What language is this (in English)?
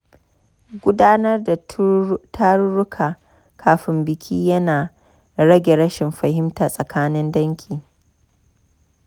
Hausa